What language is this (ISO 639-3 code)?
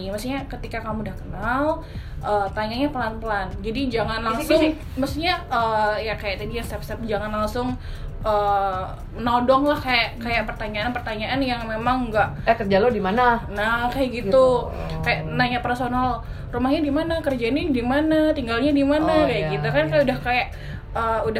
ind